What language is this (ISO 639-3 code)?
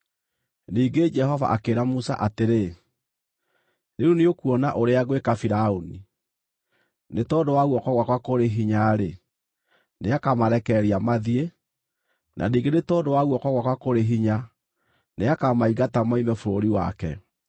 kik